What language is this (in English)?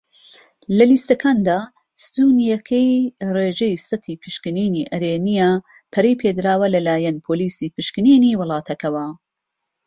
Central Kurdish